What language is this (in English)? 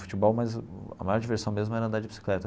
Portuguese